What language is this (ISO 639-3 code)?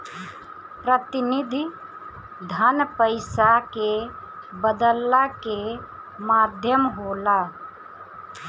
bho